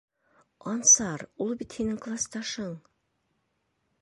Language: Bashkir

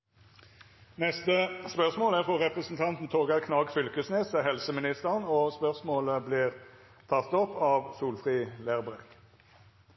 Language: Norwegian Nynorsk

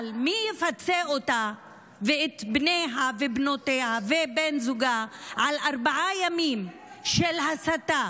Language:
Hebrew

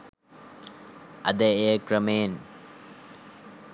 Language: Sinhala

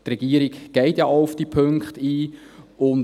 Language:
Swiss German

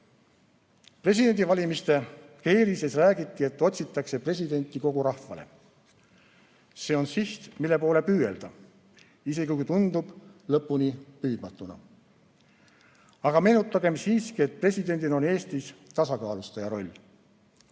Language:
Estonian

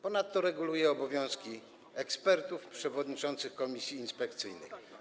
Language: Polish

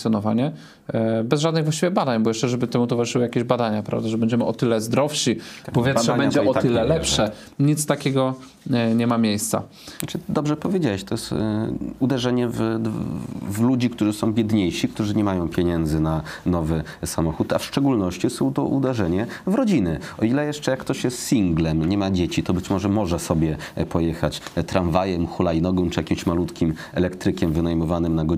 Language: Polish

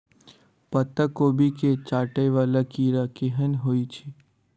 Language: Maithili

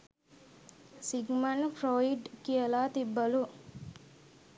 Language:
Sinhala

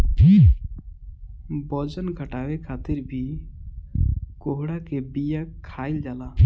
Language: Bhojpuri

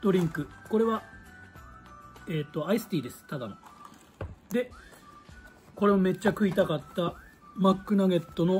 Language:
Japanese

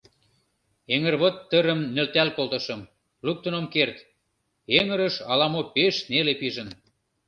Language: Mari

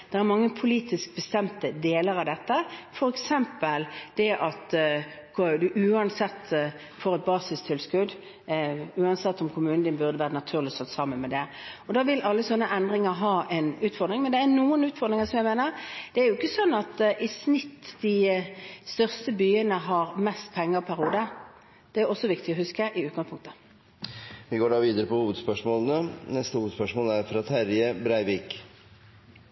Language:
Norwegian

